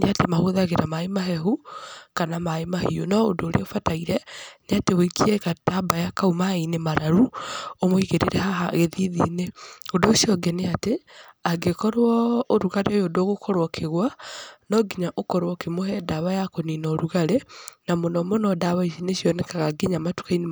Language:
Kikuyu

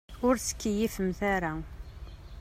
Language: Kabyle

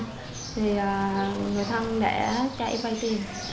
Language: Vietnamese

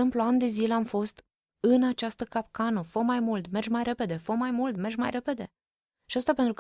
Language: Romanian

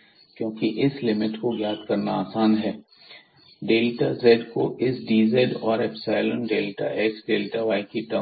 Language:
Hindi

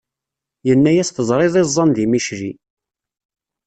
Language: Kabyle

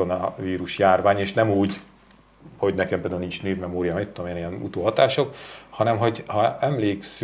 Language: Hungarian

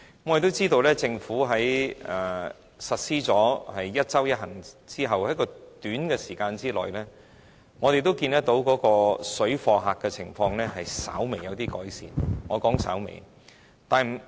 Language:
Cantonese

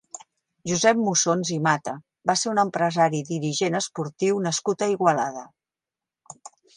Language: Catalan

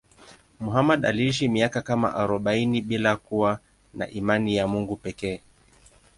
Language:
Swahili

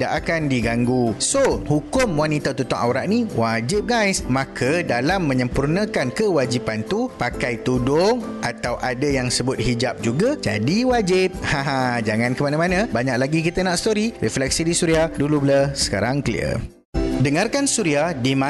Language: Malay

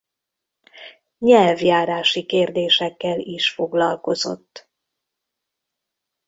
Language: Hungarian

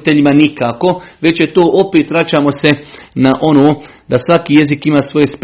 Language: Croatian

